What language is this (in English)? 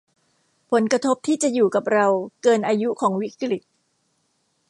Thai